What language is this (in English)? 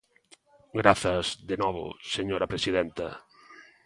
Galician